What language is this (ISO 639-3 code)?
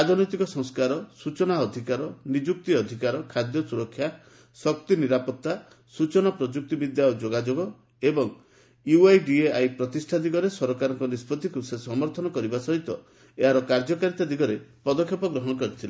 ori